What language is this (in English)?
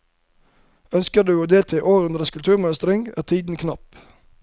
Norwegian